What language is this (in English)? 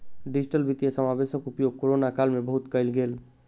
Maithili